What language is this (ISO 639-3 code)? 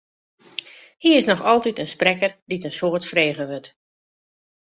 fry